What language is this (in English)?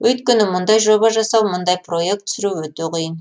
Kazakh